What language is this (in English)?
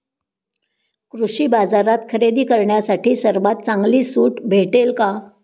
Marathi